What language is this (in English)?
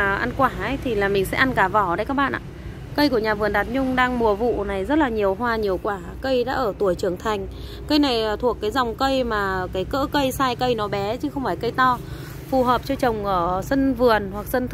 Vietnamese